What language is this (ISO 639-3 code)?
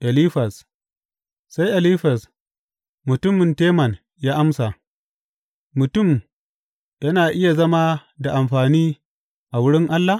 hau